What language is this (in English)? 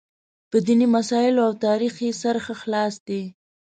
Pashto